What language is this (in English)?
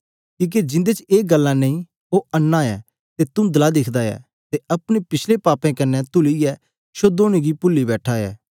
Dogri